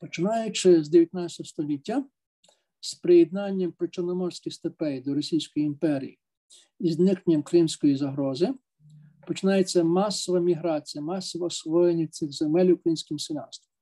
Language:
Ukrainian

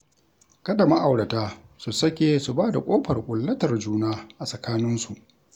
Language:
Hausa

